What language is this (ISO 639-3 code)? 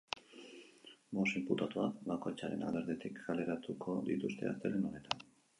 eus